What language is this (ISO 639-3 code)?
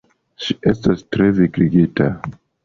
epo